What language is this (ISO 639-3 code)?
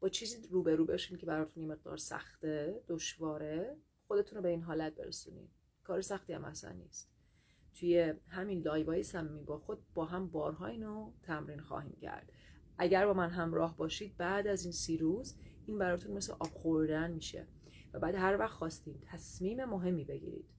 fas